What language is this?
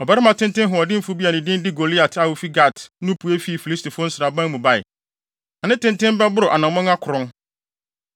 Akan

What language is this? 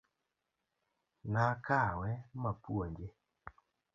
Luo (Kenya and Tanzania)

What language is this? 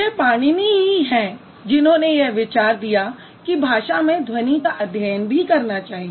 Hindi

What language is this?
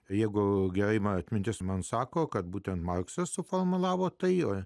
Lithuanian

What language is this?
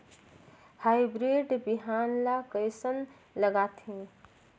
Chhattisgarhi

